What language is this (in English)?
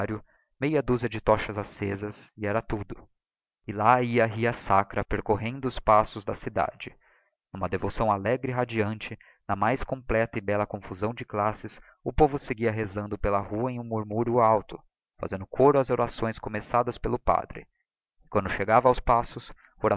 Portuguese